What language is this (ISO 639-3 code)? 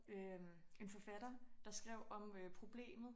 dan